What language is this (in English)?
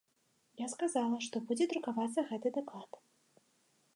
Belarusian